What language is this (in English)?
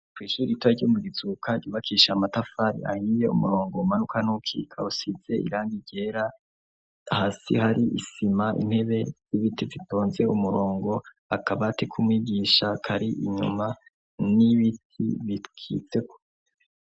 Rundi